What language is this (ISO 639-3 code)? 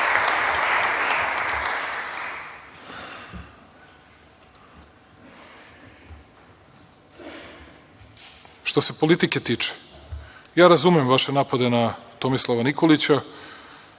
srp